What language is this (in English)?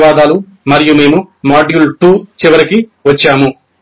Telugu